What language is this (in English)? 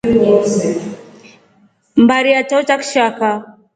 Rombo